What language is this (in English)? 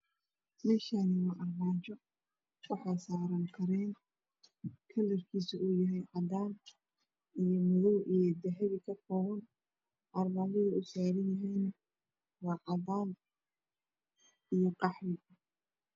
Somali